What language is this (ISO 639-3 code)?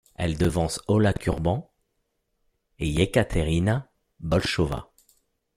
fra